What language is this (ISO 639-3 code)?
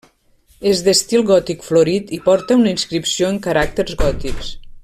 cat